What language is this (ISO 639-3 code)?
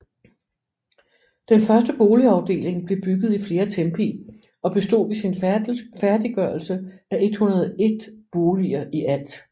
dan